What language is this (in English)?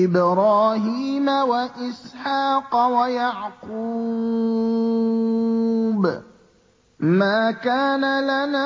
Arabic